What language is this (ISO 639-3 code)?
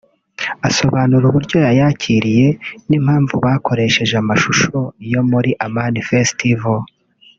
kin